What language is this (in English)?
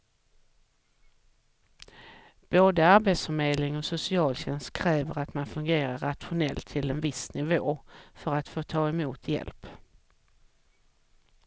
Swedish